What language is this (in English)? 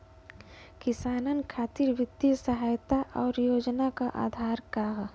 Bhojpuri